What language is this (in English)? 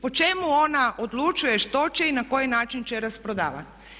Croatian